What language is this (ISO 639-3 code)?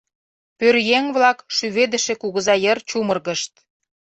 chm